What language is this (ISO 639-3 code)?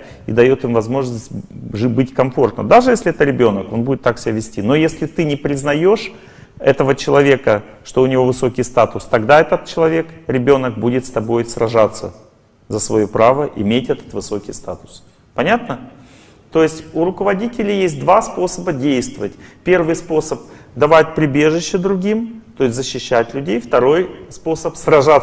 rus